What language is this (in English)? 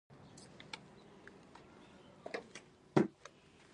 Pashto